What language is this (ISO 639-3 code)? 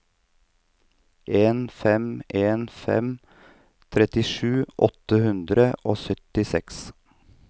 nor